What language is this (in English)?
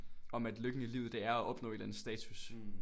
Danish